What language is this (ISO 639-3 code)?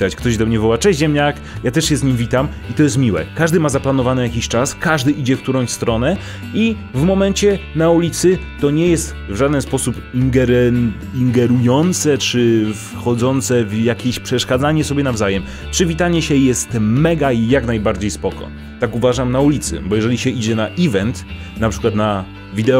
pol